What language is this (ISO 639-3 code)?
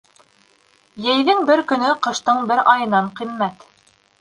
bak